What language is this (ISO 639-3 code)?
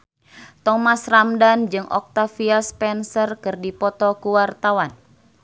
sun